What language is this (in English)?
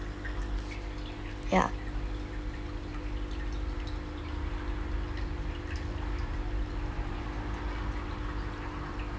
English